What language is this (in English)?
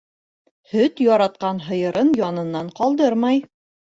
Bashkir